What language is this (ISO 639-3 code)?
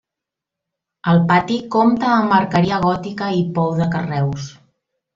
cat